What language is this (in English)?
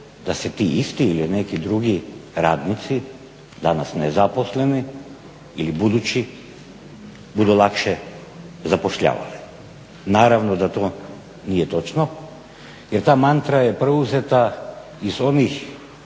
Croatian